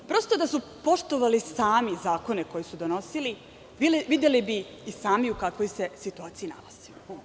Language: Serbian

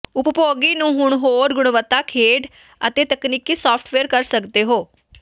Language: Punjabi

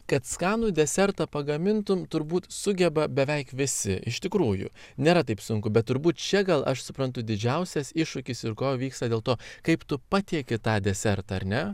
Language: Lithuanian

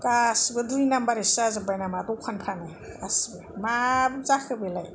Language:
Bodo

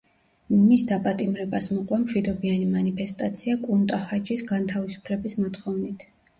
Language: Georgian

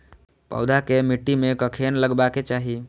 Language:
Maithili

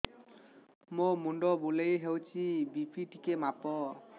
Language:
Odia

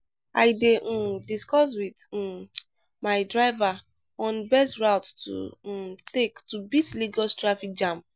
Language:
Nigerian Pidgin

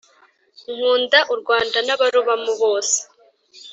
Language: Kinyarwanda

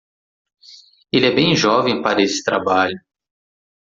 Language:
Portuguese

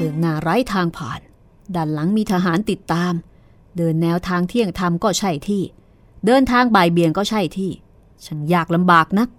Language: Thai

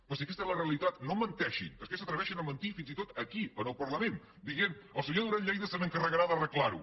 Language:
Catalan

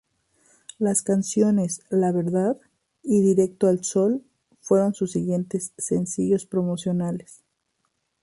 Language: Spanish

